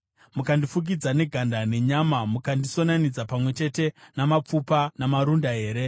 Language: Shona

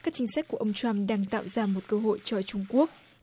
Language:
Vietnamese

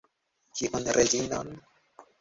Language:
Esperanto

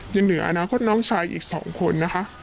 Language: Thai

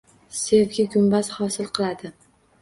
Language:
Uzbek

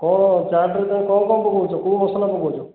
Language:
Odia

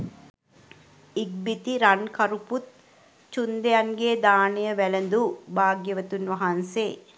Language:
Sinhala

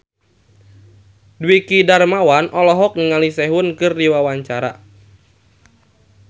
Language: Sundanese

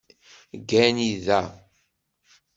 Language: Kabyle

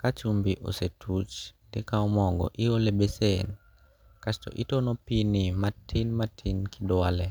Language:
Luo (Kenya and Tanzania)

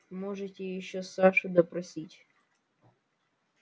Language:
Russian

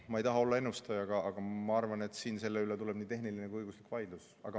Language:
Estonian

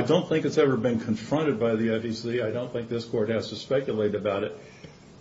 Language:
English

